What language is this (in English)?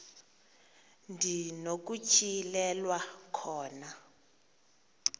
Xhosa